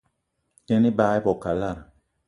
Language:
Eton (Cameroon)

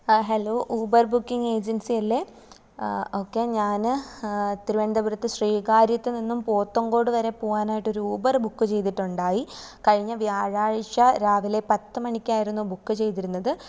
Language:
Malayalam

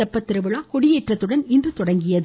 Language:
Tamil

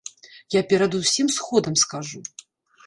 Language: Belarusian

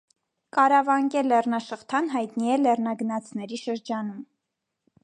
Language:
Armenian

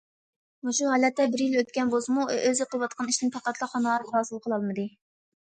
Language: Uyghur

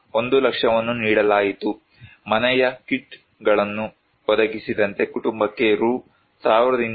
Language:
Kannada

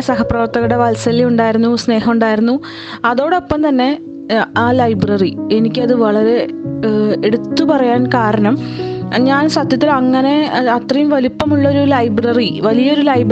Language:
Malayalam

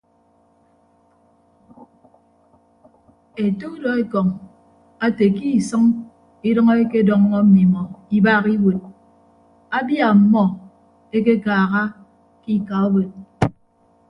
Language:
Ibibio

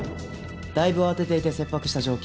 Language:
Japanese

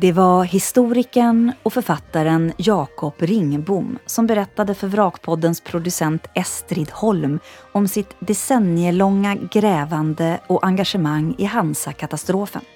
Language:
Swedish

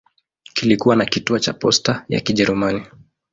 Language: Swahili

